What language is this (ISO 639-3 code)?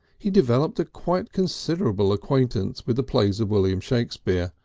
eng